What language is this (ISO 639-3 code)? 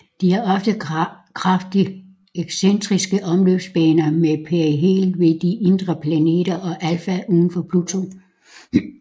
dan